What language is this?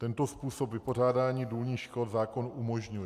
Czech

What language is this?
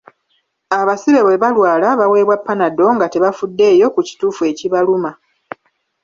Ganda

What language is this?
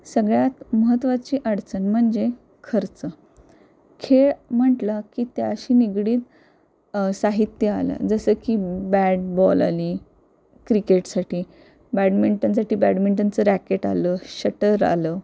Marathi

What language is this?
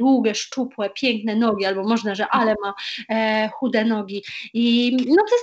Polish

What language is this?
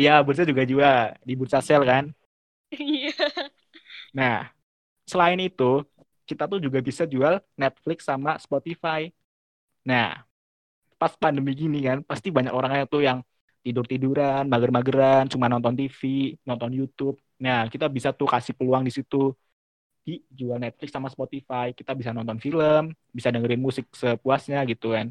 Indonesian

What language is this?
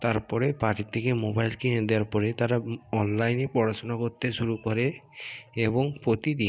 Bangla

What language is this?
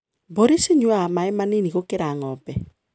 Kikuyu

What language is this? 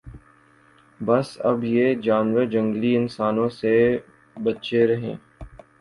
Urdu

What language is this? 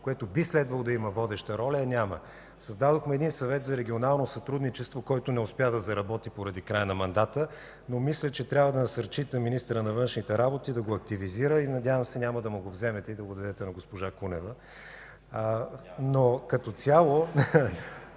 Bulgarian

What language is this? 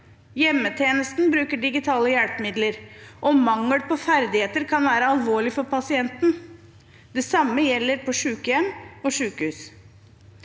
Norwegian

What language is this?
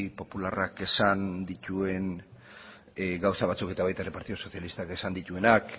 Basque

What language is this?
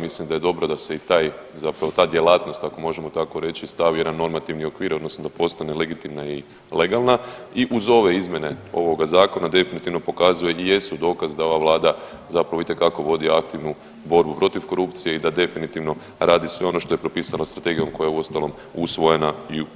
Croatian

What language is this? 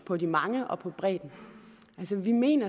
Danish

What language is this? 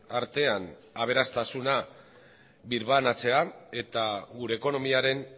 Basque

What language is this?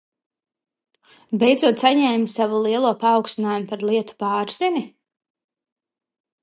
Latvian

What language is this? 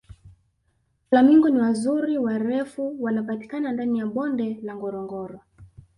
Swahili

